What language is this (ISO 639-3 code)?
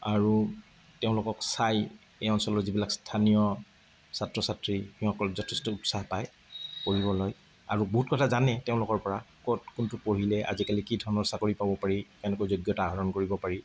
asm